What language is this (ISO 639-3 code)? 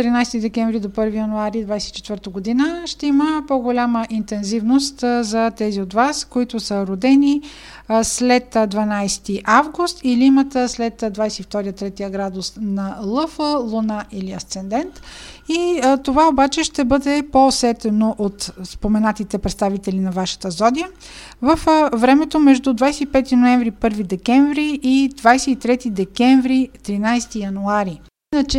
bul